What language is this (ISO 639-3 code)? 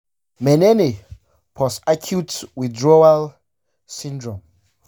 hau